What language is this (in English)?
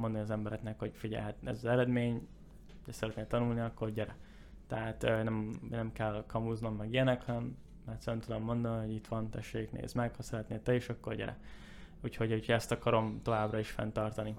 Hungarian